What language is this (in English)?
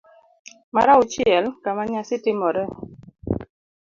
Luo (Kenya and Tanzania)